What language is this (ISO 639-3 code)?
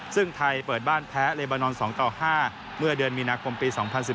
tha